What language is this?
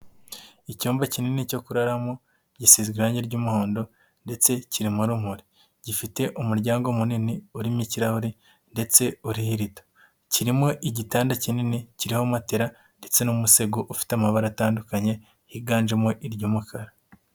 Kinyarwanda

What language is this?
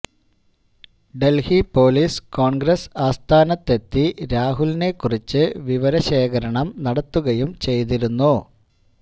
Malayalam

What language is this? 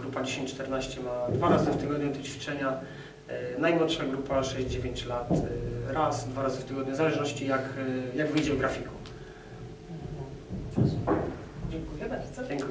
Polish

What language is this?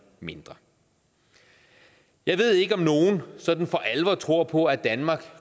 Danish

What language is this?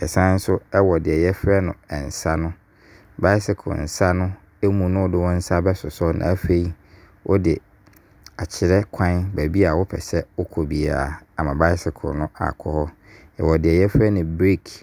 Abron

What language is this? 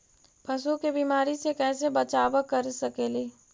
Magahi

